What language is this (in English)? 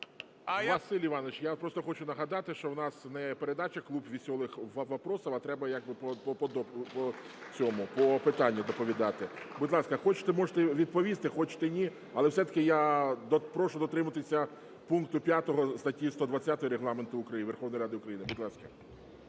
Ukrainian